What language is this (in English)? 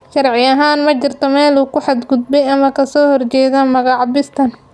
Somali